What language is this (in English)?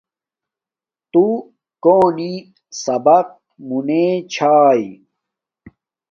Domaaki